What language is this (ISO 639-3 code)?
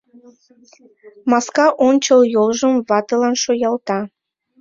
chm